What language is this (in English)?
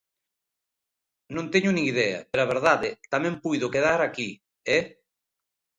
Galician